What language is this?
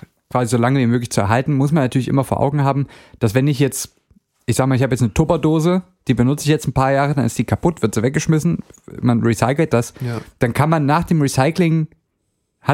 German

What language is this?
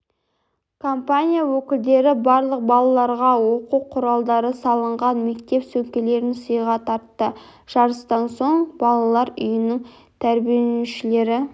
Kazakh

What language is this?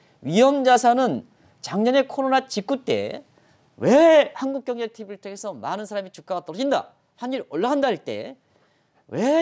Korean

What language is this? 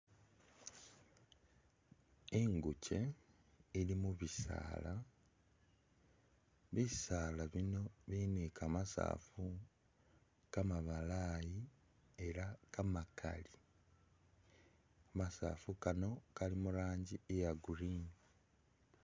Masaaba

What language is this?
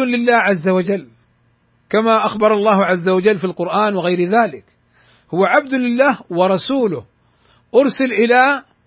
Arabic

